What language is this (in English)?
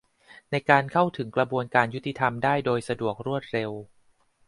Thai